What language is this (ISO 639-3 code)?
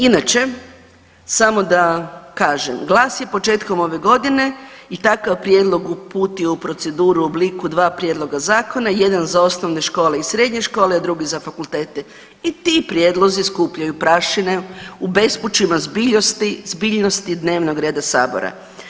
hrv